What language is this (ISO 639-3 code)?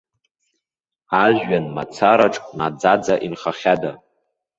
abk